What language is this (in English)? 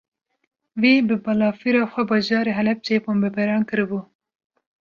Kurdish